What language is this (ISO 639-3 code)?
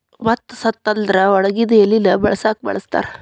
kan